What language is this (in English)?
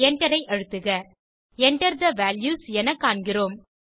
Tamil